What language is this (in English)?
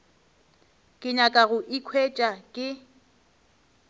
Northern Sotho